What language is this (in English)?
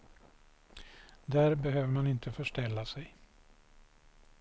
Swedish